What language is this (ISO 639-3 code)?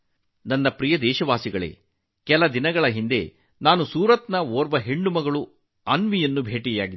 kan